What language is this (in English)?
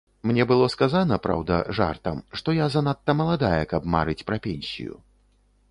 Belarusian